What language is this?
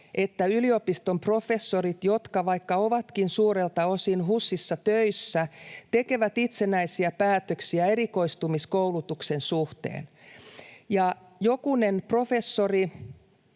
Finnish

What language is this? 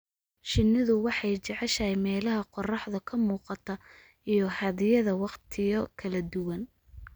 Somali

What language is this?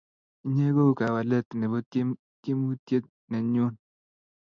Kalenjin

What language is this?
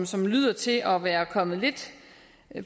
Danish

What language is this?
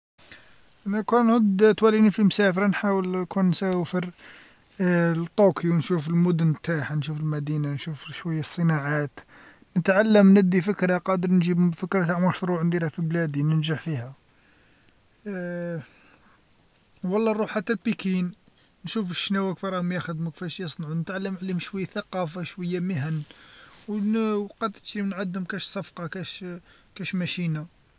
Algerian Arabic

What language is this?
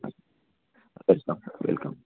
Telugu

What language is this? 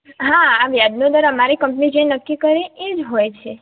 Gujarati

